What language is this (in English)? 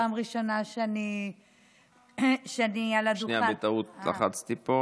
Hebrew